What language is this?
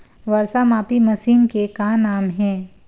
Chhattisgarhi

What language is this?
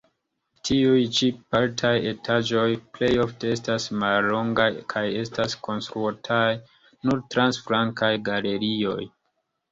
Esperanto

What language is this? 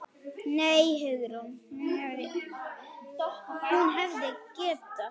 Icelandic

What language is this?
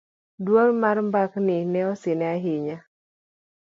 Luo (Kenya and Tanzania)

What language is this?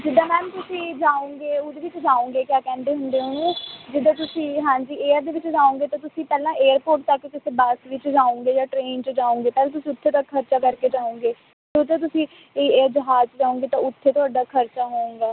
Punjabi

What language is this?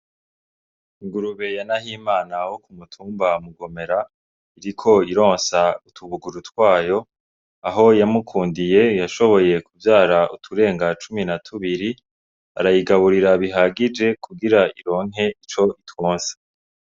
Rundi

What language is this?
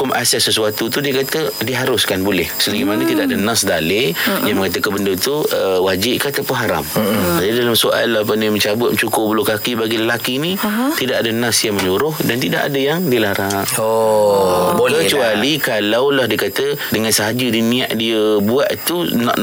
Malay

